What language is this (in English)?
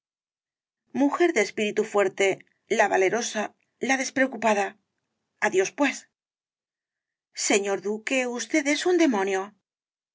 Spanish